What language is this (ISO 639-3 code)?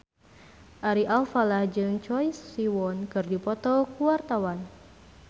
sun